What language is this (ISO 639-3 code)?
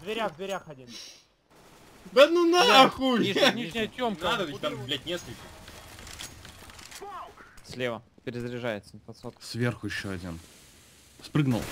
rus